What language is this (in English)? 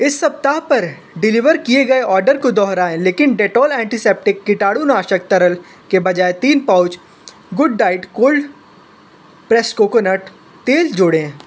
Hindi